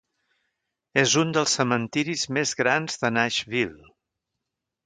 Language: Catalan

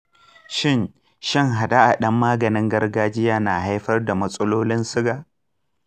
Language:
Hausa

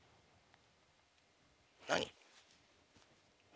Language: Japanese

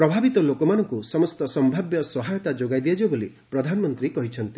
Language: Odia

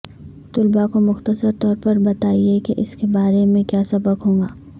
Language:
Urdu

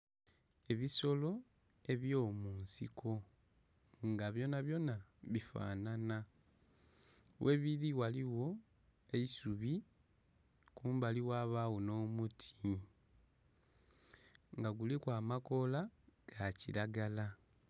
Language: Soga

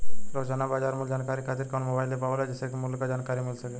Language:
Bhojpuri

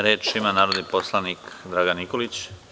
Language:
Serbian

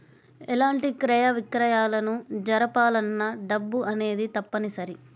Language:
Telugu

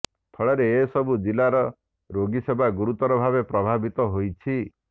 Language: Odia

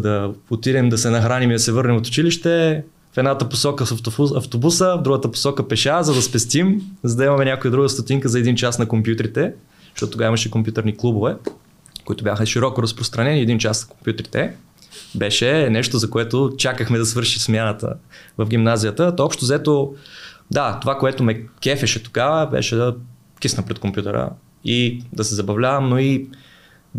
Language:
Bulgarian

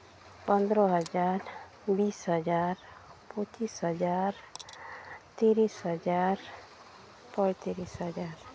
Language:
Santali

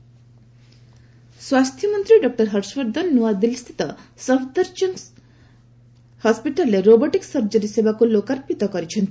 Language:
Odia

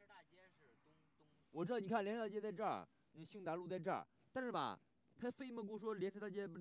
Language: Chinese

